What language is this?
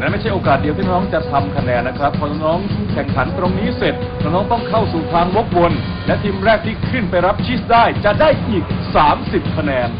Thai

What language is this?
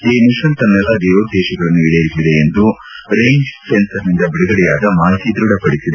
Kannada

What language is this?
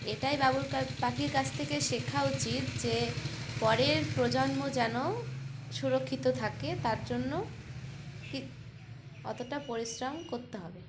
Bangla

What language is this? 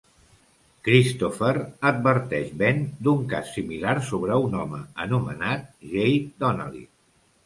Catalan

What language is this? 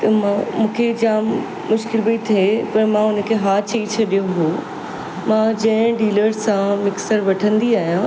Sindhi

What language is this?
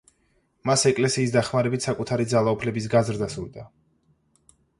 Georgian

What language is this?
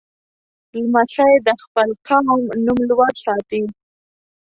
Pashto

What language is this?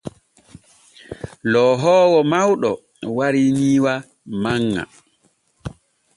Borgu Fulfulde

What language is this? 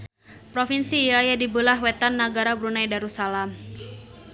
Sundanese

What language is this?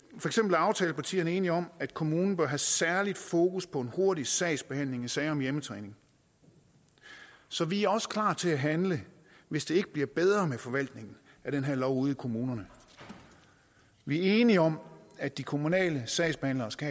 Danish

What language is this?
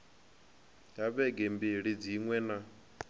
Venda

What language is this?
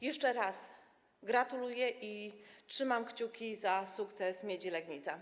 Polish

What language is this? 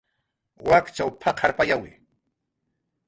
Jaqaru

